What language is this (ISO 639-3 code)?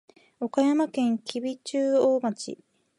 jpn